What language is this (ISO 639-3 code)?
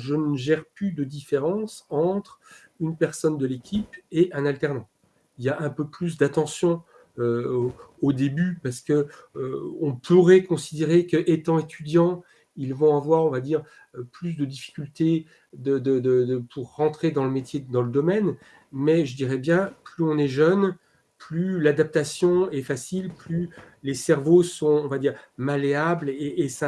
fra